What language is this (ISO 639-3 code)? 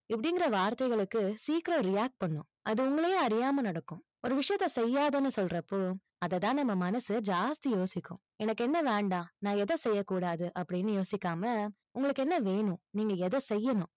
tam